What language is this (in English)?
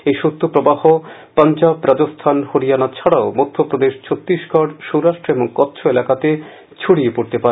Bangla